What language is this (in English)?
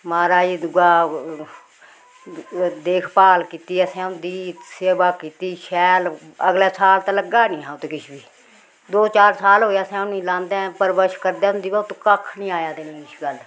Dogri